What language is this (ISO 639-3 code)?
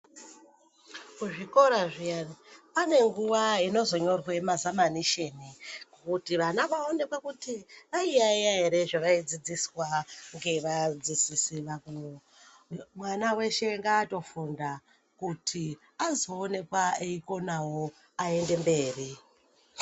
ndc